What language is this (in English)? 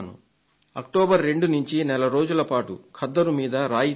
Telugu